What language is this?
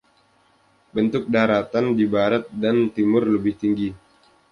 Indonesian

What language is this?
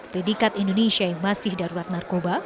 Indonesian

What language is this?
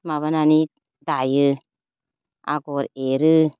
Bodo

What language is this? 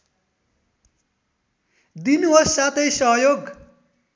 Nepali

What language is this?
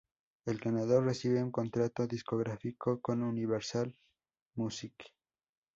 Spanish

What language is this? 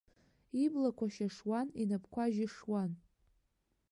Abkhazian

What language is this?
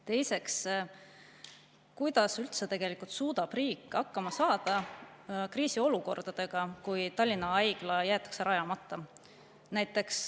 Estonian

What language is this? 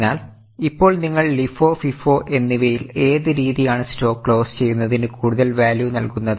Malayalam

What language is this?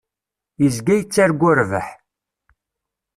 Kabyle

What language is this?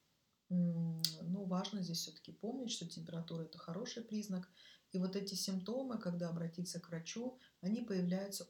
Russian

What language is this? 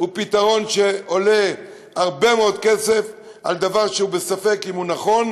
Hebrew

